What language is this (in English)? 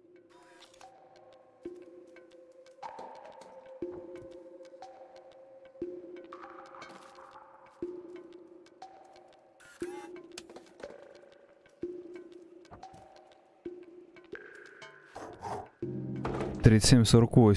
Russian